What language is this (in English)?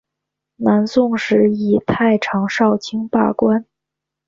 Chinese